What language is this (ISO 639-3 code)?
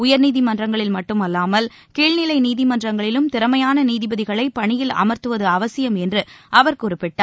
tam